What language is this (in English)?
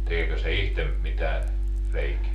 Finnish